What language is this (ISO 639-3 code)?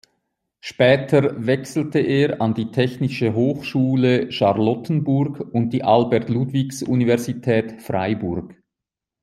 deu